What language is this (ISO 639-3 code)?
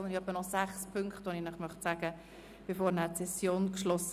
gsw